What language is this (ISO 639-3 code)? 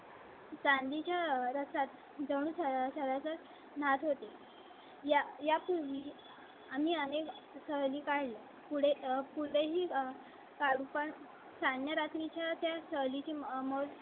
mar